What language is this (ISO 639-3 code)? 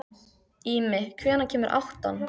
isl